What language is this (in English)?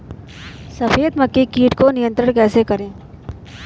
Hindi